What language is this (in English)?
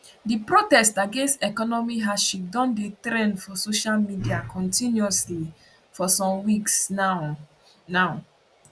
Nigerian Pidgin